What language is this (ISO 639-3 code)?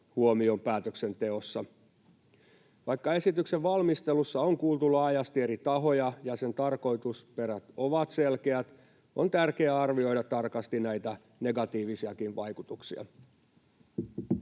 fin